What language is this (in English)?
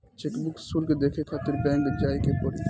Bhojpuri